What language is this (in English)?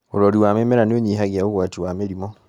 Kikuyu